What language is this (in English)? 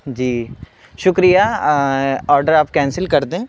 Urdu